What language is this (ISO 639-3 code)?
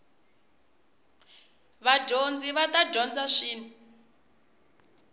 tso